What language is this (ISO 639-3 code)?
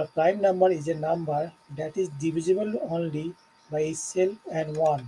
eng